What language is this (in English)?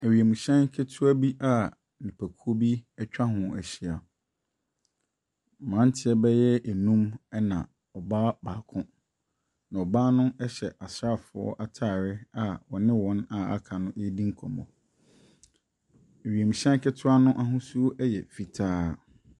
Akan